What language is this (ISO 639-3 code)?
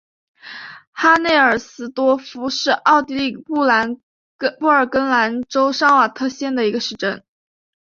zho